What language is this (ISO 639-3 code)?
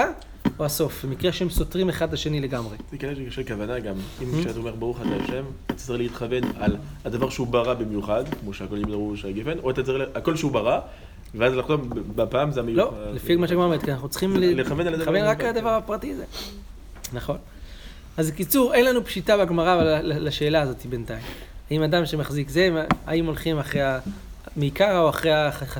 heb